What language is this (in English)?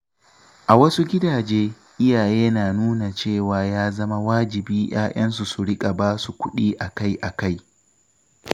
Hausa